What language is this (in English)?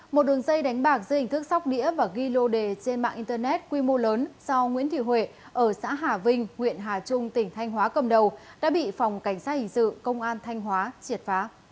Vietnamese